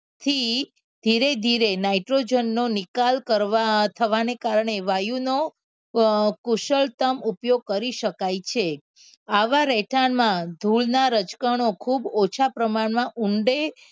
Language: Gujarati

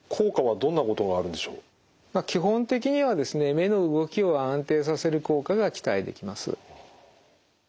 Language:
Japanese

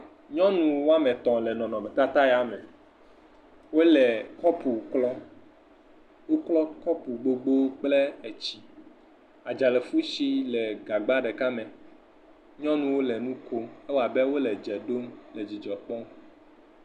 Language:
Ewe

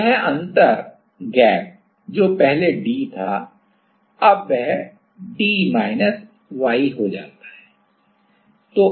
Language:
Hindi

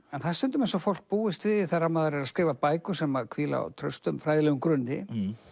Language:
Icelandic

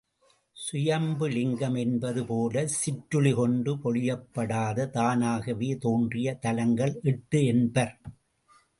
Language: Tamil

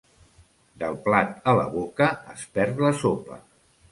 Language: Catalan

